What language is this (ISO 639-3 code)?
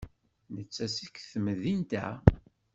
kab